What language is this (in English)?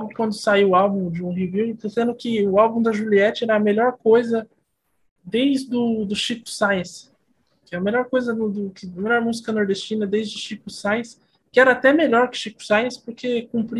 Portuguese